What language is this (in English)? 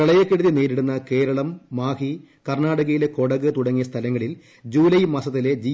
Malayalam